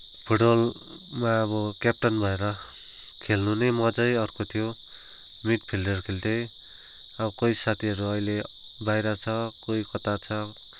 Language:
Nepali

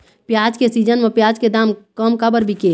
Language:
Chhattisgarhi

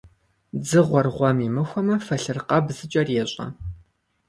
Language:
Kabardian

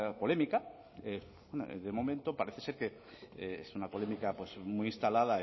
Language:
Spanish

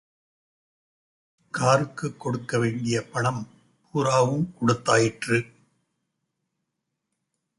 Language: Tamil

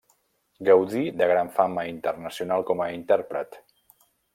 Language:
Catalan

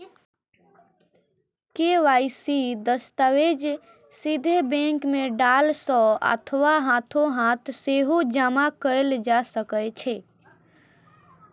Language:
Maithili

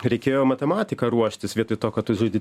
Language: Lithuanian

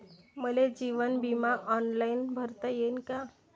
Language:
Marathi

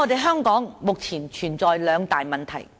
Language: Cantonese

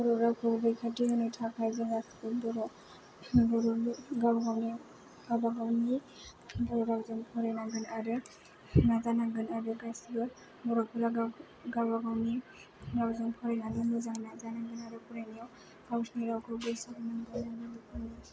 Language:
Bodo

